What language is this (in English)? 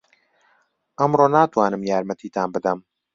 Central Kurdish